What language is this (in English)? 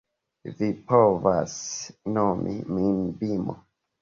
Esperanto